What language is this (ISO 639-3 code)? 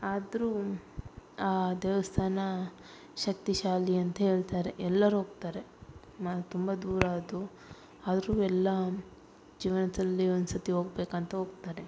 kan